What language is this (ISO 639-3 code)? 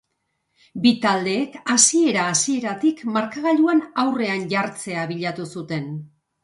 eus